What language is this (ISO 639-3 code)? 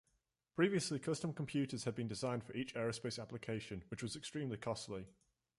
eng